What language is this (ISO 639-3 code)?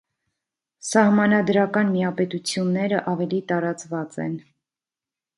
hye